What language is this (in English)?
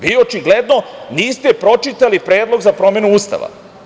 Serbian